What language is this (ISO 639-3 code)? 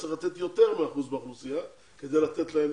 heb